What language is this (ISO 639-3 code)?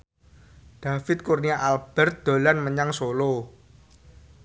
jav